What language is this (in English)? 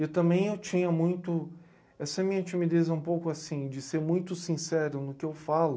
Portuguese